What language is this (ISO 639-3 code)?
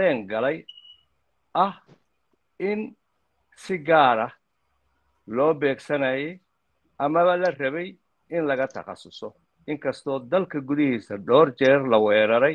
ara